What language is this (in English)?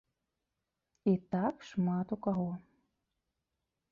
Belarusian